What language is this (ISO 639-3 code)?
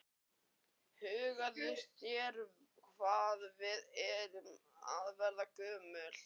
isl